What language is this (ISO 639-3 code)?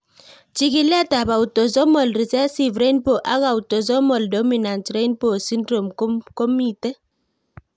kln